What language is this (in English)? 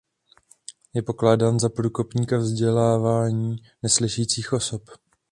Czech